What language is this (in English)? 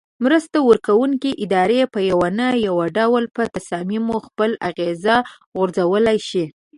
Pashto